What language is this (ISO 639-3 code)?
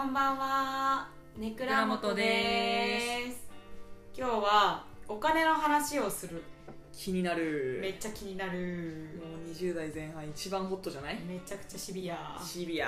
jpn